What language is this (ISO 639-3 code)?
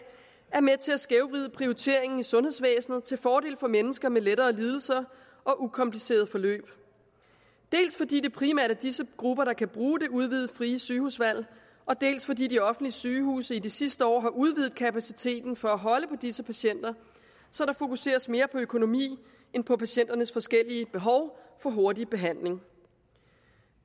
dan